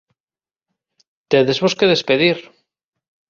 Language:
Galician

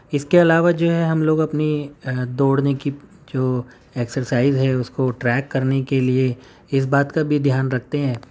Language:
Urdu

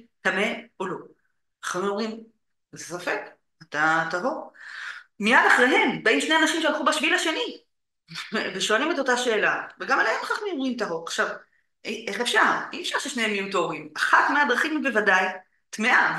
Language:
Hebrew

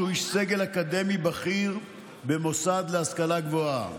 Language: Hebrew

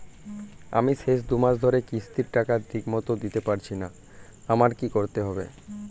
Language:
Bangla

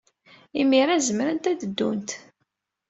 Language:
Kabyle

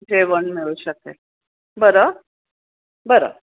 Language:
Marathi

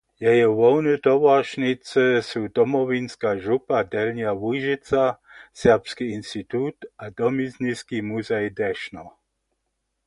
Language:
Upper Sorbian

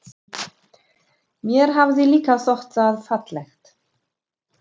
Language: Icelandic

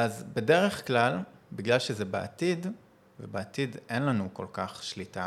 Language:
Hebrew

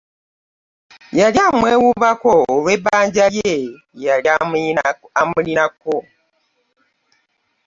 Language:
Ganda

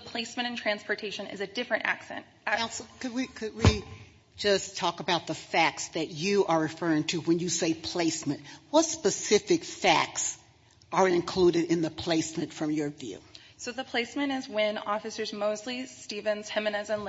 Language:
English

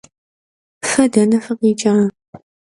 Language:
Kabardian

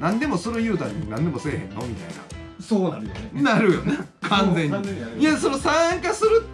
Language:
Japanese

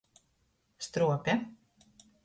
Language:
Latgalian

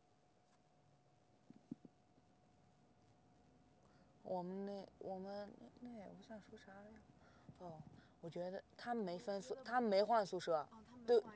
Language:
Chinese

